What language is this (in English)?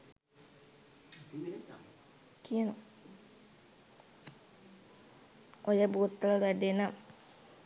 Sinhala